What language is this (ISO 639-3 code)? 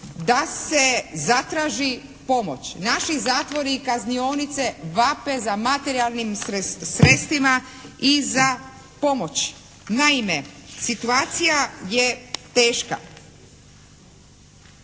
hrv